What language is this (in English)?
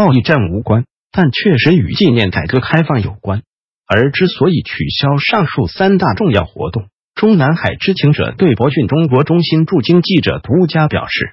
Chinese